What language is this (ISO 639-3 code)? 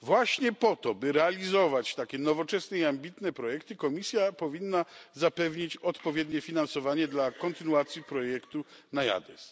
pol